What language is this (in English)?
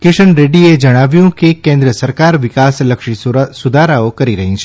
Gujarati